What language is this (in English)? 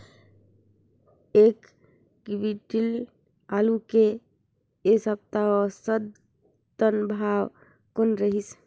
Chhattisgarhi